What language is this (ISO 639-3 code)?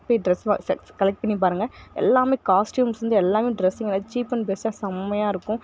tam